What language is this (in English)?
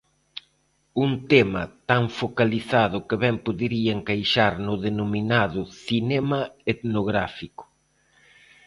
Galician